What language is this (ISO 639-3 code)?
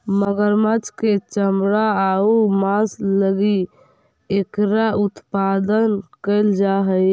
mag